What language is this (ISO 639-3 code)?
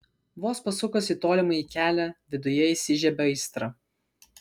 lit